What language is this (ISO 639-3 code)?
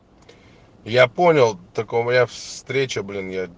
rus